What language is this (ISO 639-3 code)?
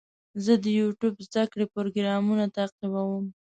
pus